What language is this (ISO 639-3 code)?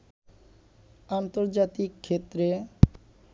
ben